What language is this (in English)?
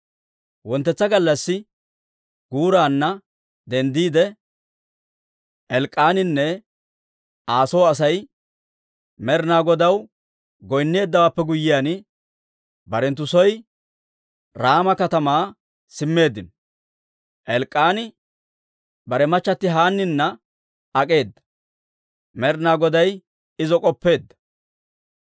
Dawro